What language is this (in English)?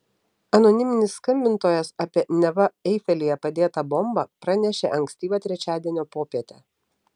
Lithuanian